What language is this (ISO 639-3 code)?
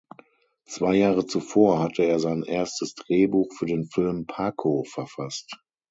deu